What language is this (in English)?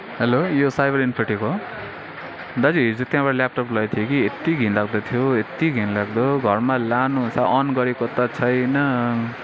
Nepali